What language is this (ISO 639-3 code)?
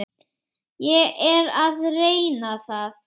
isl